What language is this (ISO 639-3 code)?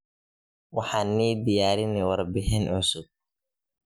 som